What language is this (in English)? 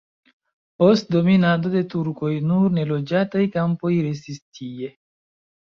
Esperanto